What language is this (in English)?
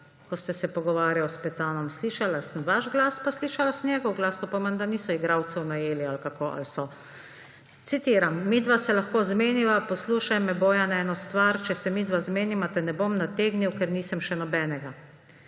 Slovenian